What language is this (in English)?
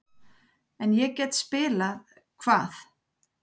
Icelandic